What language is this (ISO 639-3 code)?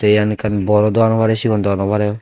ccp